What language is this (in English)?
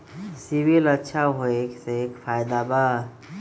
Magahi